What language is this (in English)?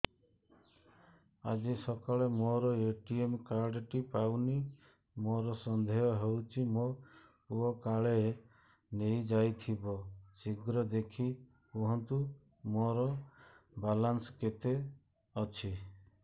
Odia